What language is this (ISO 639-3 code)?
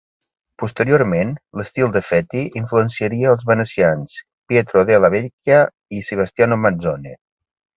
cat